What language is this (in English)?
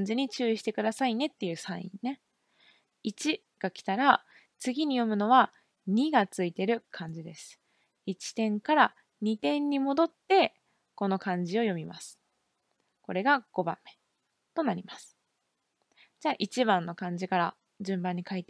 Japanese